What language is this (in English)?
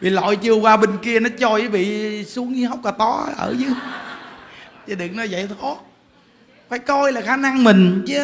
Vietnamese